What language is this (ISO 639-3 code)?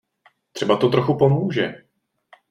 ces